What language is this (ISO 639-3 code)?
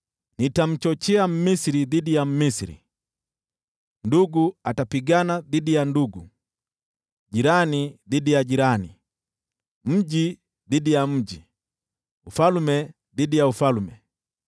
swa